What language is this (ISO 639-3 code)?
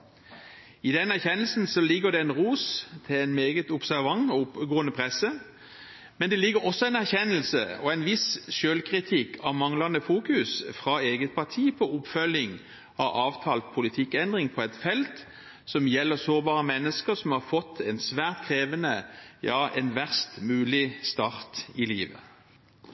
nob